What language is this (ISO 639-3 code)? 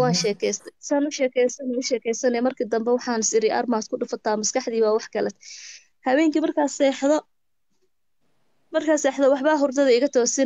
ara